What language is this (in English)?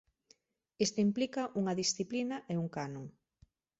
Galician